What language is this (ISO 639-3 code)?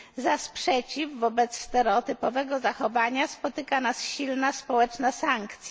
pol